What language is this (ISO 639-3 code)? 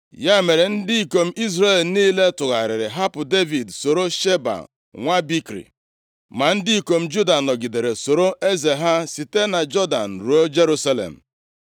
ibo